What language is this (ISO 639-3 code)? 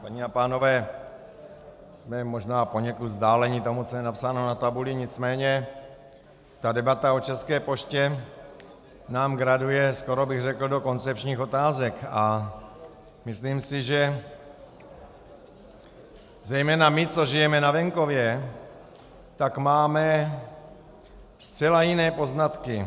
ces